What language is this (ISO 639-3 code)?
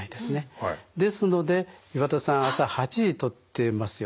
jpn